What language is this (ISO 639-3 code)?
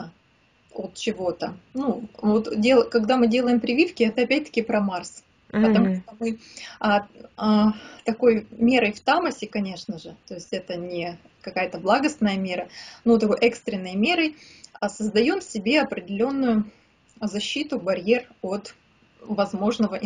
rus